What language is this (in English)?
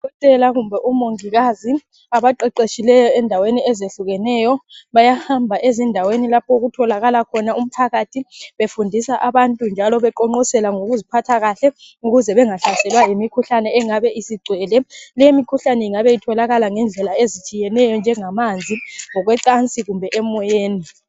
North Ndebele